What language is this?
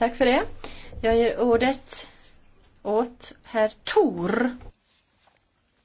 Romanian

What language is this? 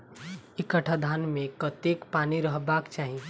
Maithili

